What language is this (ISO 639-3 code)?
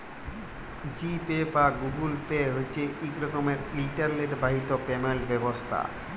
ben